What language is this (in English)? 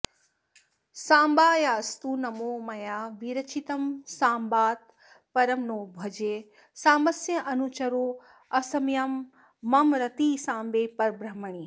Sanskrit